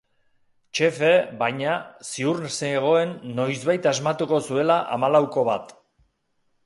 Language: Basque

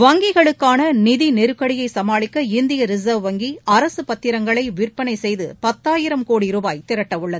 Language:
Tamil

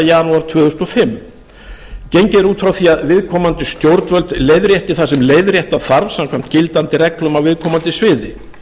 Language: Icelandic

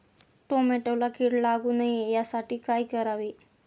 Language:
Marathi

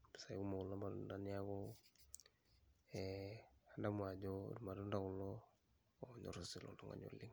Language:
Masai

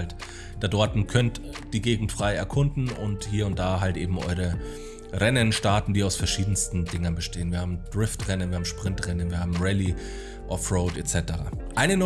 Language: German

